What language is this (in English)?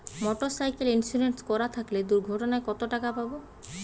Bangla